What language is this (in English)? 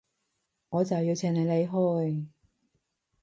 Cantonese